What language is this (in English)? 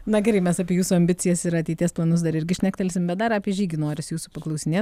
Lithuanian